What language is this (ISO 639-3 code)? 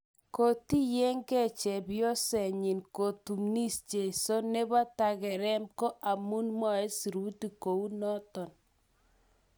kln